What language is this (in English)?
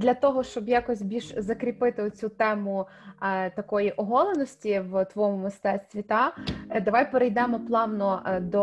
Ukrainian